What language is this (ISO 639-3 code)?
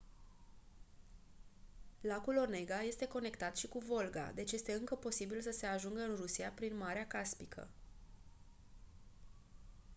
ron